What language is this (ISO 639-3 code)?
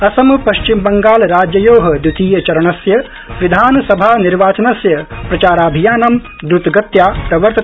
san